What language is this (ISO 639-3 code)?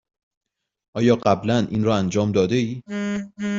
fas